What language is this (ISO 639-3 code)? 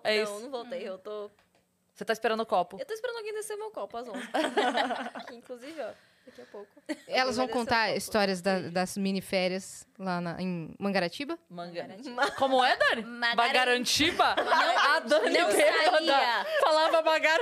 por